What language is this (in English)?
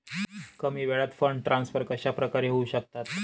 Marathi